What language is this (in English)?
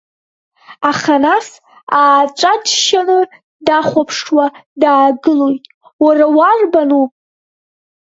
Abkhazian